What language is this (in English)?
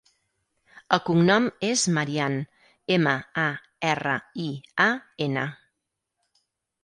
Catalan